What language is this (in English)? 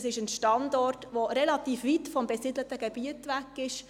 Swiss German